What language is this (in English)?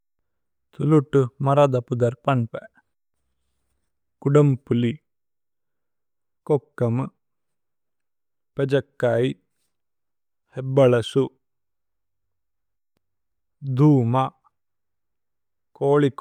Tulu